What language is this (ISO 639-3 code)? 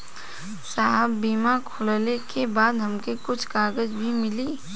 bho